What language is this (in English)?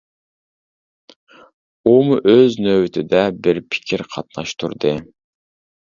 Uyghur